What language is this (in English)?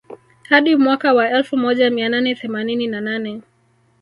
Swahili